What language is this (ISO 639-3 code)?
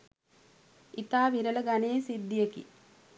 sin